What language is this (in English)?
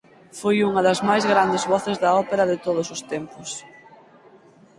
Galician